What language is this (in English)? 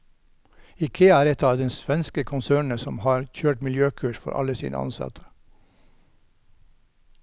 Norwegian